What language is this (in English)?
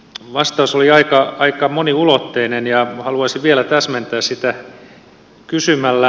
Finnish